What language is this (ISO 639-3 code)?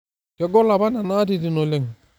mas